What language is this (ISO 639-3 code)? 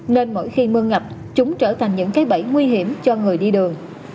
vie